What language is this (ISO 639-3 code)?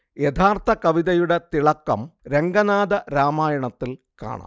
mal